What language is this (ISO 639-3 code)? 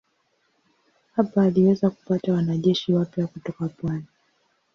swa